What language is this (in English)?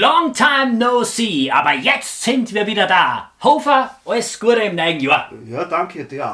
German